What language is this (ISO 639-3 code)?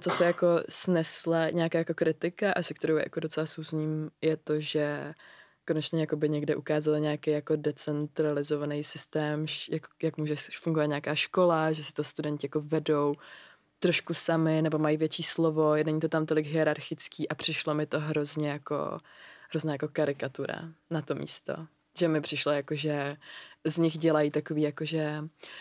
ces